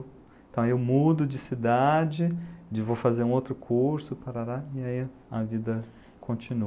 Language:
Portuguese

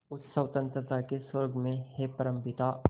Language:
Hindi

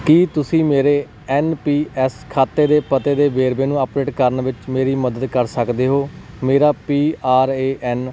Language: Punjabi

